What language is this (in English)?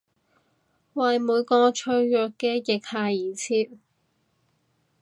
Cantonese